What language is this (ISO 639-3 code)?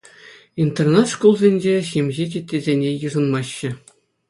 chv